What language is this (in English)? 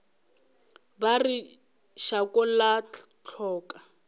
Northern Sotho